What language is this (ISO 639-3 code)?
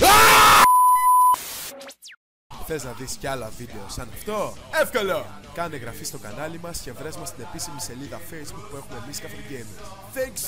ell